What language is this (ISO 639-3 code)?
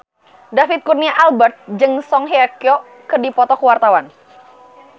sun